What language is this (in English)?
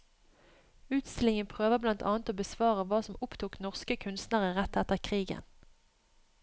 Norwegian